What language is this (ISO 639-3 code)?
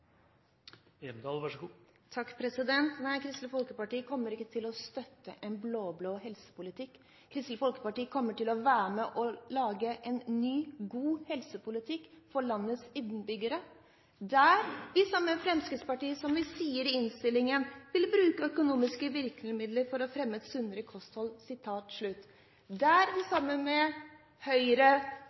nor